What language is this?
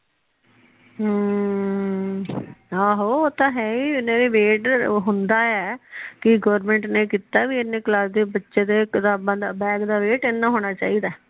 Punjabi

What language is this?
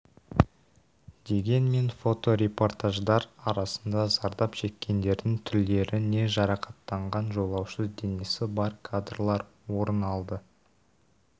Kazakh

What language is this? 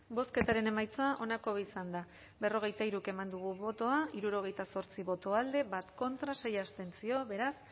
Basque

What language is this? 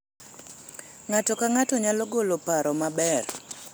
Luo (Kenya and Tanzania)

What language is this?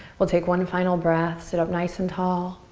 English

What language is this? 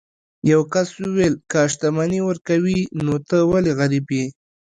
Pashto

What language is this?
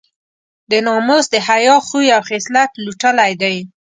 Pashto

